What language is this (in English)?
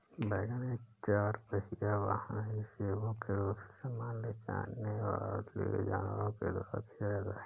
Hindi